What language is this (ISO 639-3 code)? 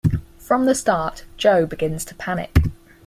eng